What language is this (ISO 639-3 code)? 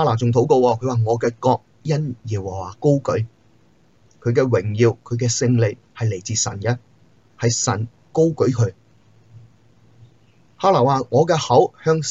zho